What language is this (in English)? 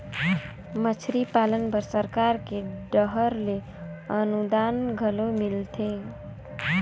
Chhattisgarhi